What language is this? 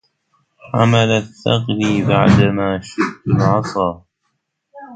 Arabic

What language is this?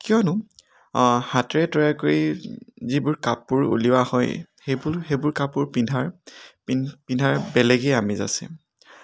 Assamese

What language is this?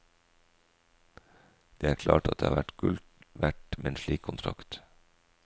Norwegian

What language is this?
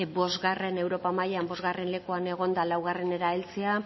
Basque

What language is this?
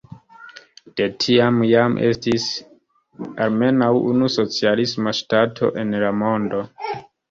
Esperanto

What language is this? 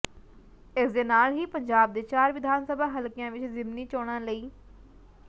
Punjabi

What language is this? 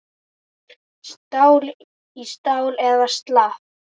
Icelandic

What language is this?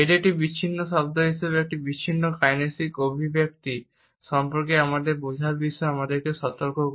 Bangla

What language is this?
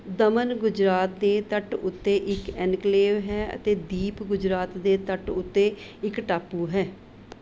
Punjabi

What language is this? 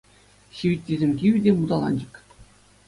Chuvash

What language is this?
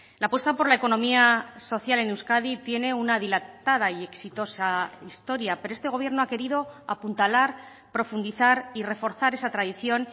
Spanish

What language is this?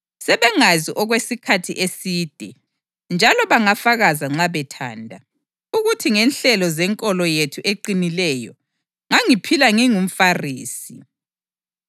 North Ndebele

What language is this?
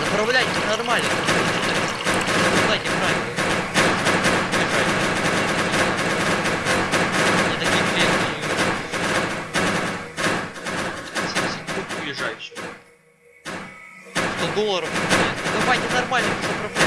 Russian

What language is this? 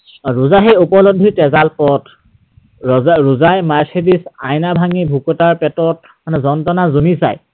Assamese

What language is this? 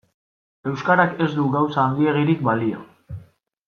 Basque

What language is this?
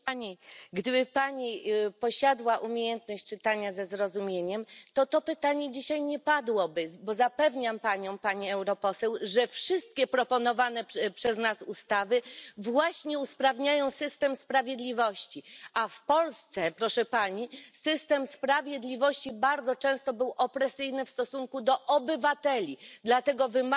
Polish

